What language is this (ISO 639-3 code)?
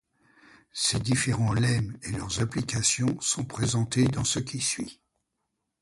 fra